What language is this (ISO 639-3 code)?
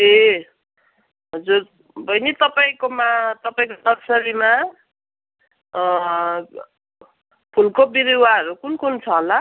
nep